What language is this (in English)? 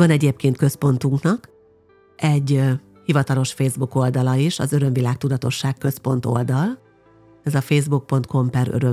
Hungarian